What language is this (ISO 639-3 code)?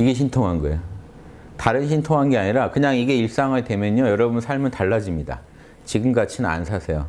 kor